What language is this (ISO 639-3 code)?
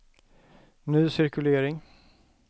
swe